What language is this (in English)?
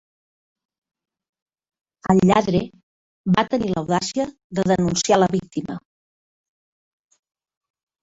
Catalan